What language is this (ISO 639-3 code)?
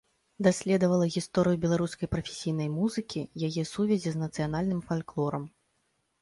bel